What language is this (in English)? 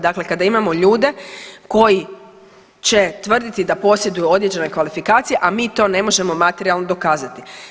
Croatian